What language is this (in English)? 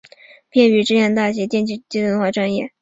Chinese